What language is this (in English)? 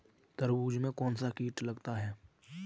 Hindi